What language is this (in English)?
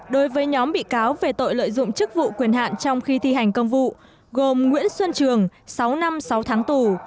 Vietnamese